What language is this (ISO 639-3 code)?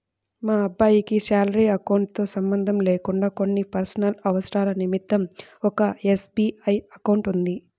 tel